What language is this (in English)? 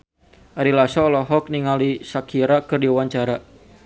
Sundanese